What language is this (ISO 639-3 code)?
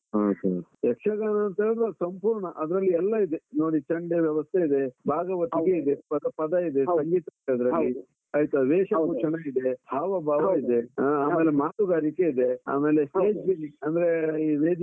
kan